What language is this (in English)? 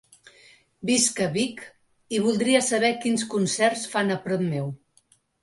Catalan